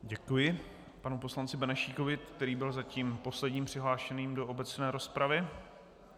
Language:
Czech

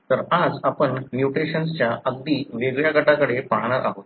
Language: Marathi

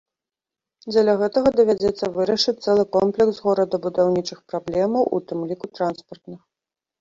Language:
Belarusian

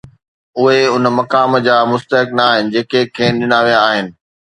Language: Sindhi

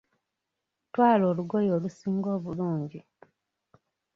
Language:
Ganda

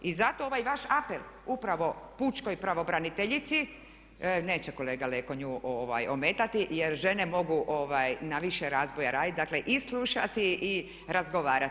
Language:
Croatian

